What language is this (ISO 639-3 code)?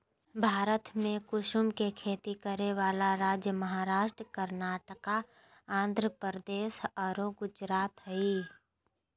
mag